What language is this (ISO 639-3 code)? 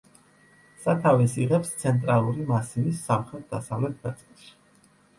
kat